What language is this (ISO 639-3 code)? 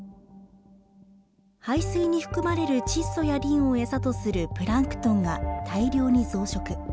jpn